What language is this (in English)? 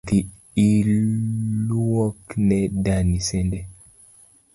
Luo (Kenya and Tanzania)